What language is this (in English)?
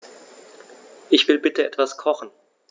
German